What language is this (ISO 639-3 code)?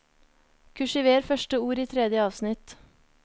nor